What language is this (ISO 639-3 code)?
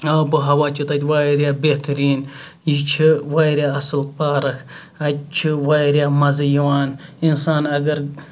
kas